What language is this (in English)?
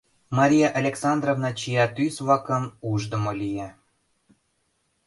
Mari